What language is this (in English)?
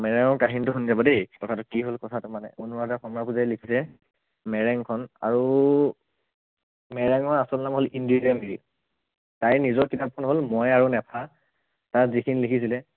Assamese